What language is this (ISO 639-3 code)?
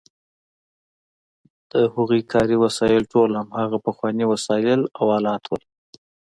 pus